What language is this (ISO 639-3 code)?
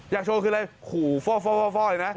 tha